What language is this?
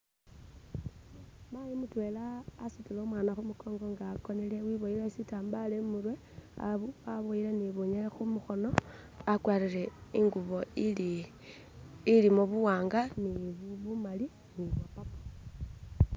Masaaba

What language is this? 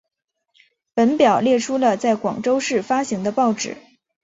Chinese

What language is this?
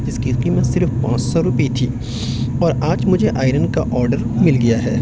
Urdu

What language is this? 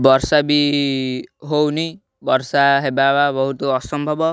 Odia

